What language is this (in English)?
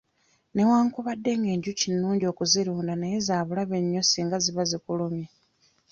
Ganda